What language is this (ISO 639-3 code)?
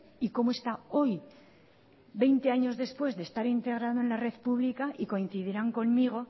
spa